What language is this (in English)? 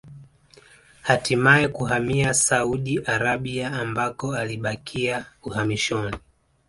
Swahili